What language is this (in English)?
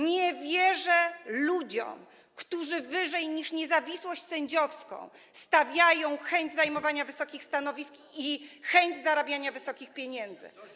Polish